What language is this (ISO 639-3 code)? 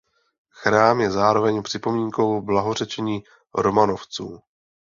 ces